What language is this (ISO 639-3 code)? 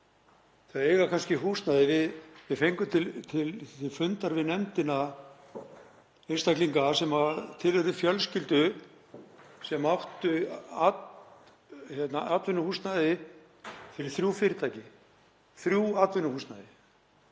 isl